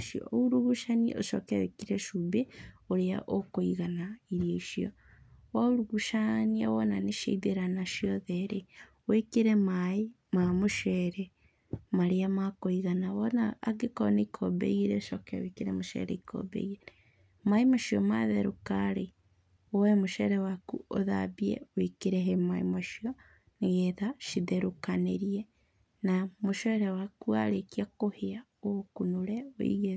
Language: Kikuyu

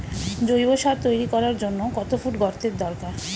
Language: Bangla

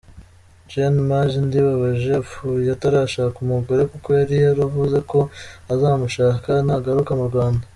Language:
Kinyarwanda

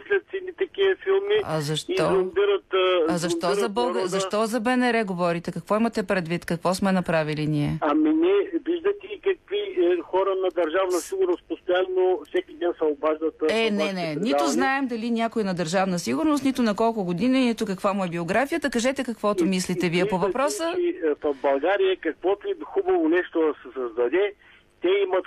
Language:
Bulgarian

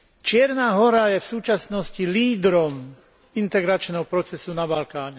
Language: Slovak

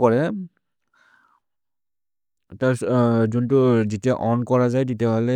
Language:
Maria (India)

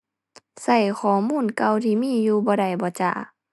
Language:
Thai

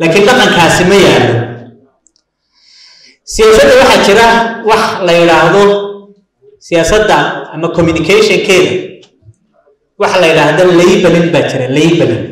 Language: Arabic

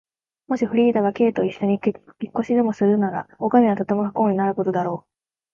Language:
Japanese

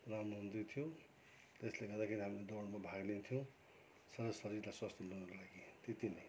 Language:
Nepali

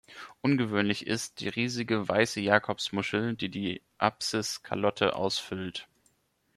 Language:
German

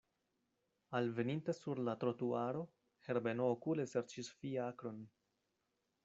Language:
Esperanto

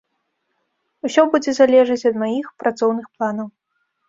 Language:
Belarusian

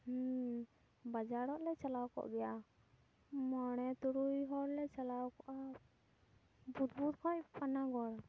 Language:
Santali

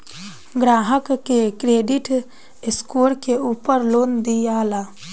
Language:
Bhojpuri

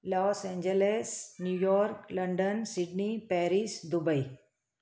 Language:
Sindhi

